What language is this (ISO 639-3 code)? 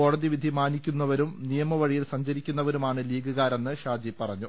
mal